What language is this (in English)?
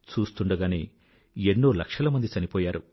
Telugu